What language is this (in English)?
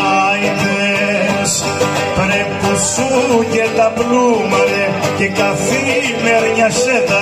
Greek